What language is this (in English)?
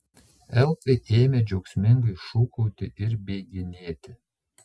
Lithuanian